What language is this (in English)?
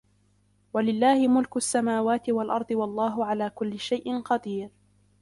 Arabic